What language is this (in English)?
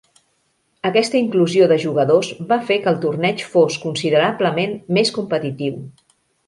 Catalan